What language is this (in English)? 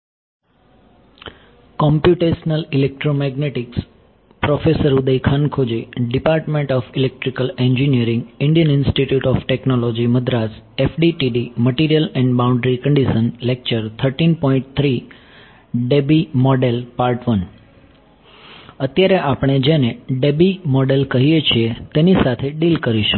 Gujarati